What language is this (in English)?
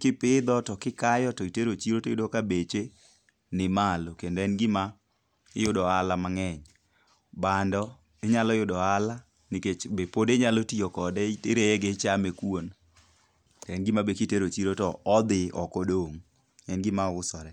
Luo (Kenya and Tanzania)